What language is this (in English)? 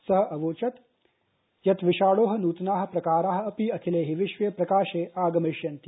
Sanskrit